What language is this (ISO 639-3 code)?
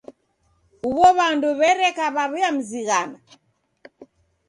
dav